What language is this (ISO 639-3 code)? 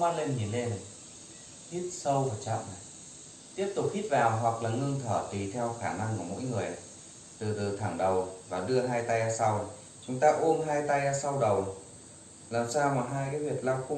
vie